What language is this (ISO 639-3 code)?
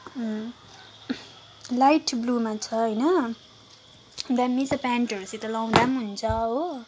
nep